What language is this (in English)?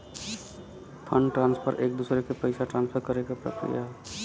Bhojpuri